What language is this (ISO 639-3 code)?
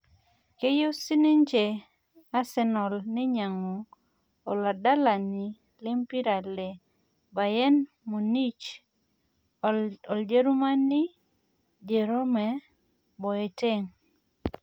mas